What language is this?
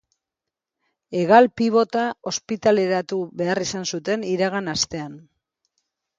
Basque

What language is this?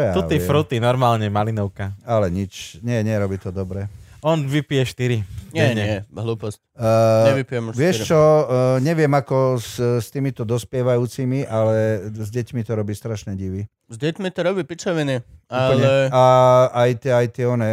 Slovak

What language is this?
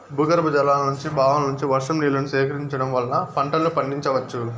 Telugu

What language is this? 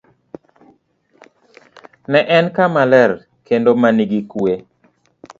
Luo (Kenya and Tanzania)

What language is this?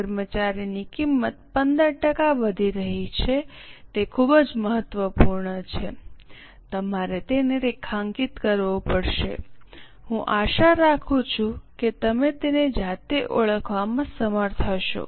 Gujarati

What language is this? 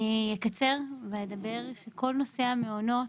Hebrew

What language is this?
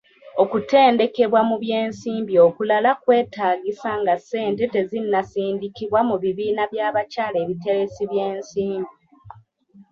Ganda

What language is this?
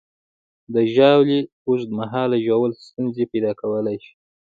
Pashto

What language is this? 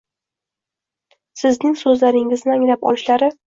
Uzbek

